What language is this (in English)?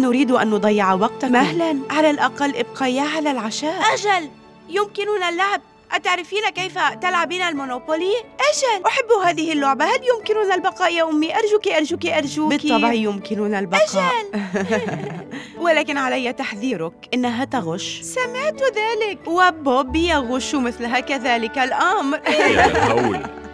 Arabic